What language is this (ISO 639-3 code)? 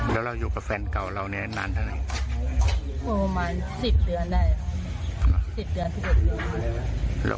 tha